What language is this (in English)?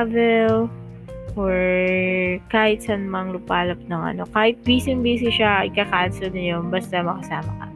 Filipino